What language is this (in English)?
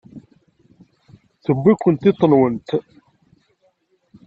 Kabyle